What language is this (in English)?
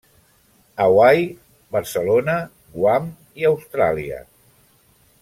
Catalan